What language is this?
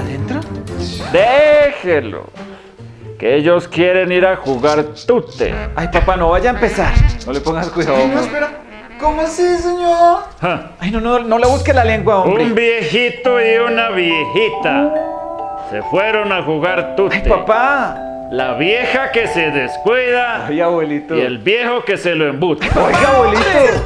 Spanish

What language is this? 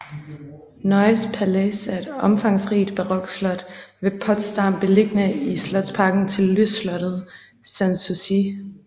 Danish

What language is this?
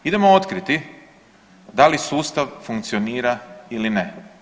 Croatian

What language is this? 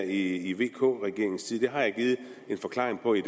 Danish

